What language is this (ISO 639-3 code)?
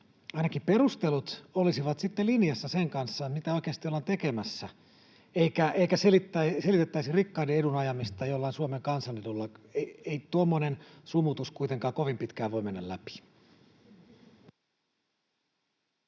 fin